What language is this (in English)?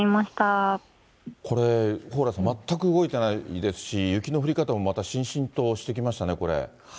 Japanese